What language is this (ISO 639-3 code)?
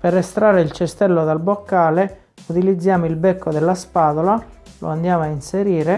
ita